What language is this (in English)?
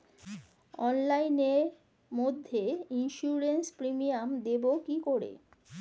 Bangla